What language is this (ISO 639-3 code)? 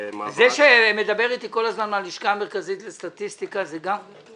heb